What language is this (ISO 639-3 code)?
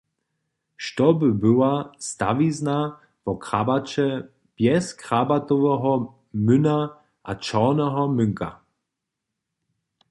hsb